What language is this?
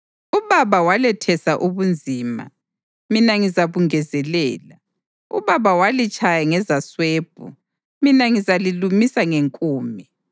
North Ndebele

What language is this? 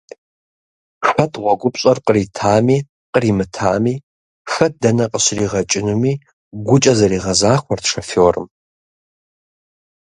Kabardian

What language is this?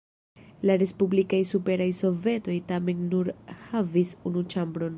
Esperanto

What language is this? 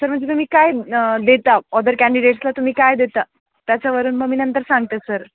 Marathi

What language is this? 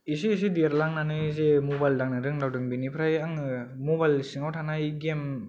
Bodo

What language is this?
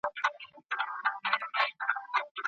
Pashto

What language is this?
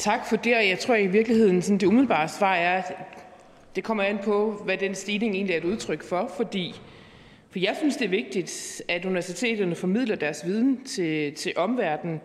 Danish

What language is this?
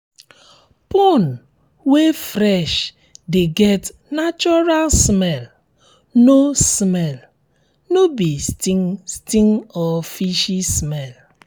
Nigerian Pidgin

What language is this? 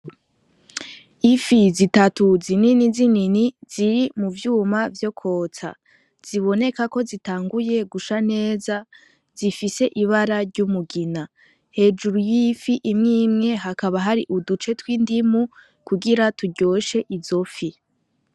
Rundi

